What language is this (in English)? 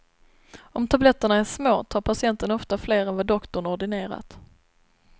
Swedish